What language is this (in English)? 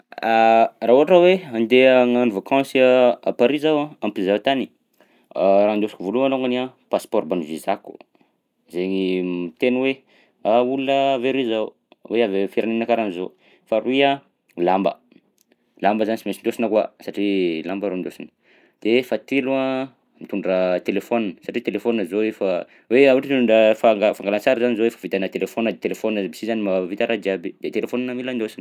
Southern Betsimisaraka Malagasy